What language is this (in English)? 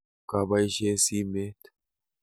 Kalenjin